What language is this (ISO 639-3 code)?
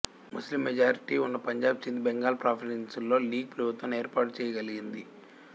tel